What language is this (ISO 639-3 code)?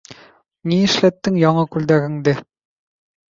bak